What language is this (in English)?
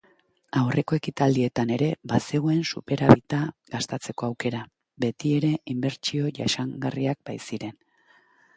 Basque